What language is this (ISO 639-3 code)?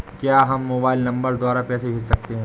hin